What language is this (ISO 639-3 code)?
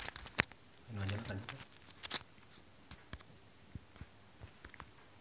sun